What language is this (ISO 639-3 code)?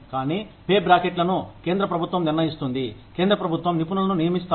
tel